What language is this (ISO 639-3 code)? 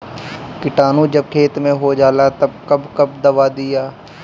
bho